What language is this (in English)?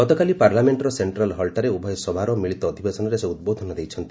Odia